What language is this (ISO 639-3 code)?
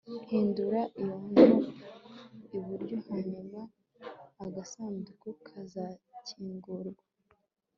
kin